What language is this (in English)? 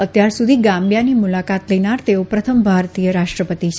Gujarati